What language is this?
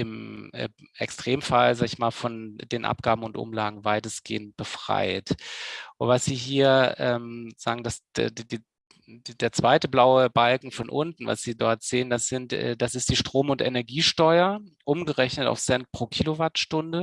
German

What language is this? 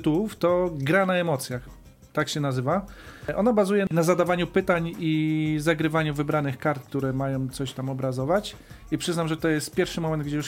Polish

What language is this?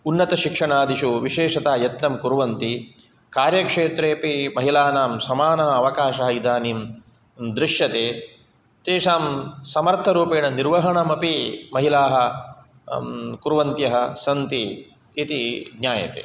Sanskrit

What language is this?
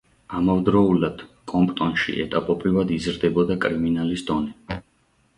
Georgian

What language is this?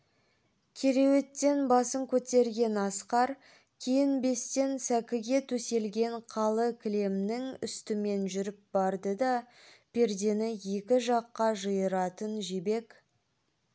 Kazakh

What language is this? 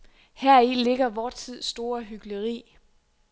Danish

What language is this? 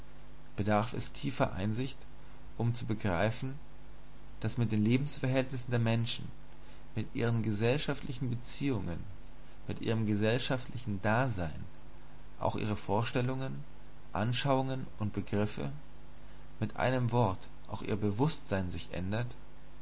German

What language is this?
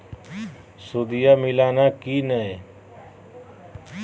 Magahi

